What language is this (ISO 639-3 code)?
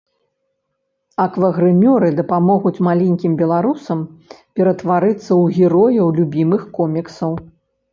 bel